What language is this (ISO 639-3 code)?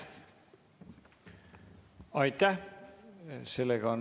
est